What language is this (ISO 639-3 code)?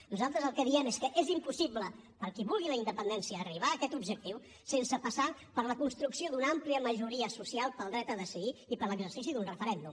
cat